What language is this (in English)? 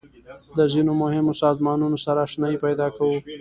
Pashto